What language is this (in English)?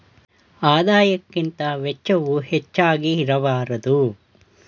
Kannada